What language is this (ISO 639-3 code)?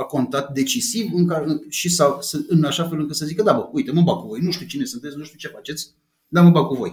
ron